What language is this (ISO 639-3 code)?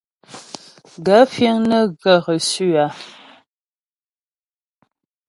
bbj